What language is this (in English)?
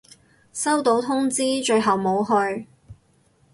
Cantonese